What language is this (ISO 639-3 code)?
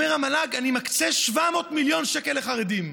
heb